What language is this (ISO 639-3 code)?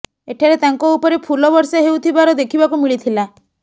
ori